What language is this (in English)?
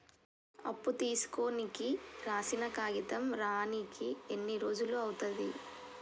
Telugu